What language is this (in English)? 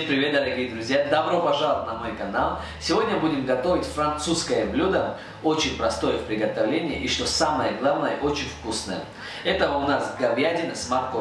Russian